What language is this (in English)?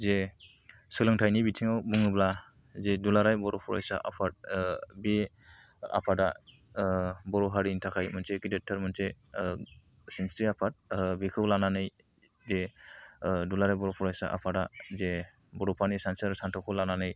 Bodo